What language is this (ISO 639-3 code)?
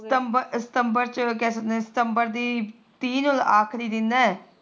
pan